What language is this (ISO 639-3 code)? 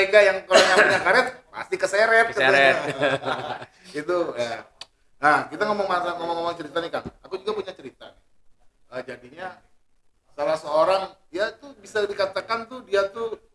ind